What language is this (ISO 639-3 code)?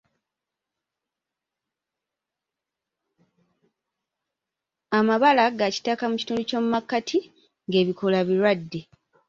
lug